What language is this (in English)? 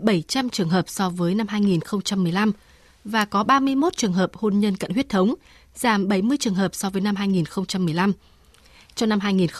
Vietnamese